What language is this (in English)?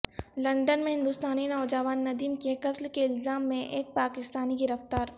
Urdu